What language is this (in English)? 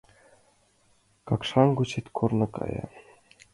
Mari